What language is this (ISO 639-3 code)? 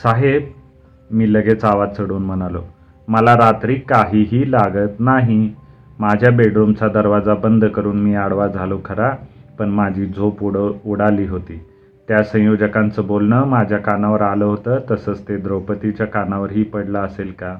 mar